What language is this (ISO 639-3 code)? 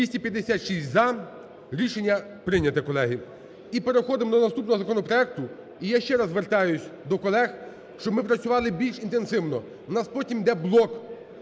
ukr